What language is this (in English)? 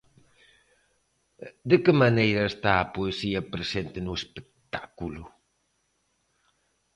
Galician